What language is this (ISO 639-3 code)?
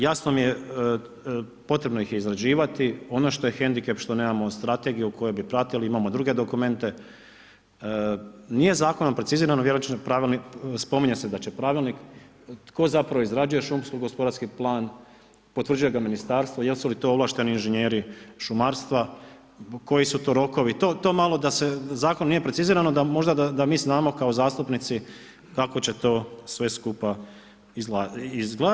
hrv